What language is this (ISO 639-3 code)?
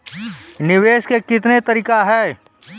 mai